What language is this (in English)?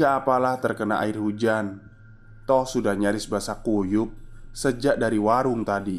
Indonesian